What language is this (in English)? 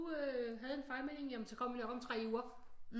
Danish